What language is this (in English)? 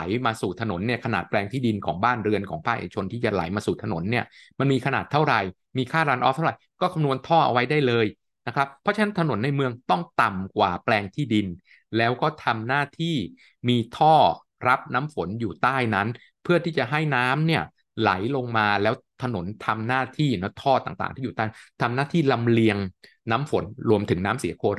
Thai